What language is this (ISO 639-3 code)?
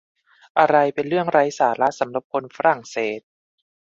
tha